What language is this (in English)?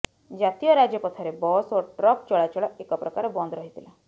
Odia